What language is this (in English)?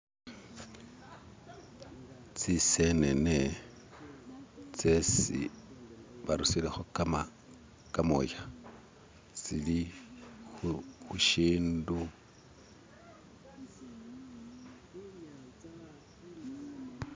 Masaaba